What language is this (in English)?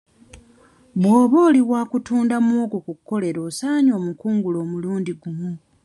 Ganda